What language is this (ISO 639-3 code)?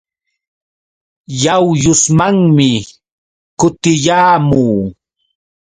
qux